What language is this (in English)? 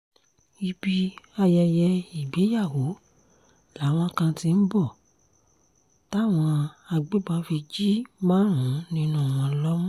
Yoruba